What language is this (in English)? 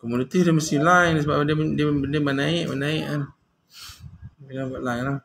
Malay